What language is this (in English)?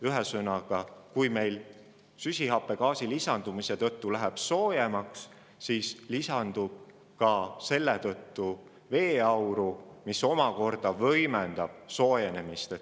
Estonian